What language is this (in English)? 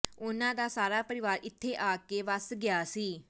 Punjabi